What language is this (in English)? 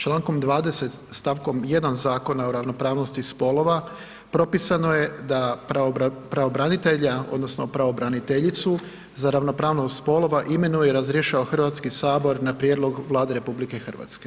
Croatian